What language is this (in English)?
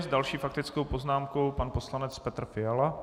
Czech